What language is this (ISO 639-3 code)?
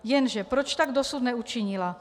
ces